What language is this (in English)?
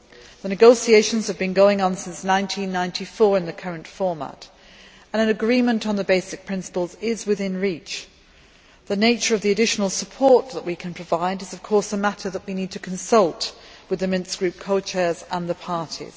English